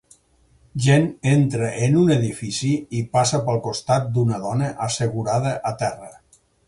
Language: Catalan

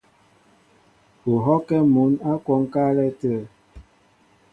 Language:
Mbo (Cameroon)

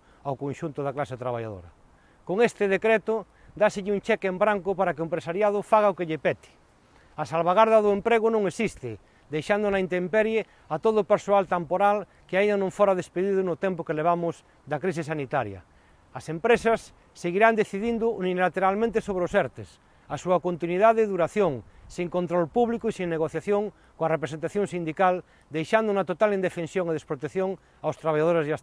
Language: Galician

